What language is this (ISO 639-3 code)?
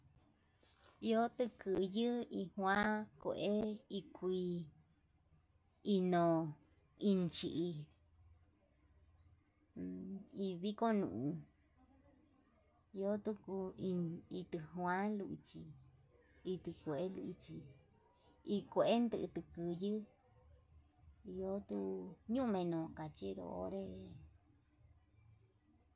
mab